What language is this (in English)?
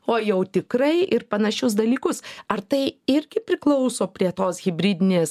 Lithuanian